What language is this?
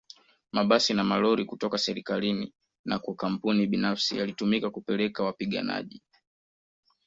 Swahili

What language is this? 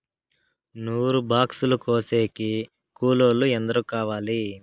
Telugu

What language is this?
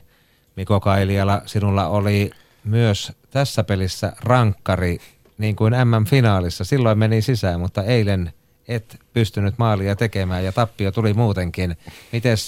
Finnish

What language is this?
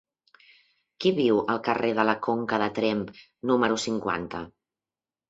Catalan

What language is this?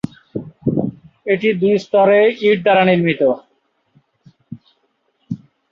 Bangla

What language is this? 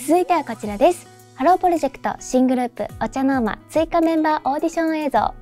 Japanese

